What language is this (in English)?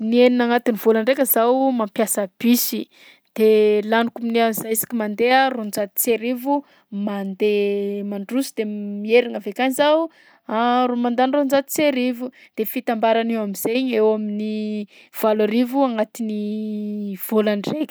Southern Betsimisaraka Malagasy